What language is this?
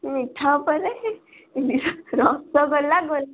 Odia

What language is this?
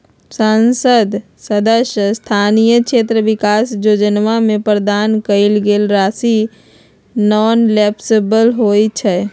Magahi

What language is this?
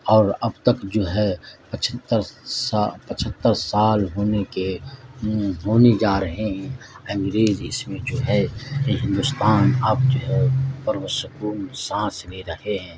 Urdu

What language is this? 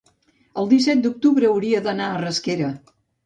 Catalan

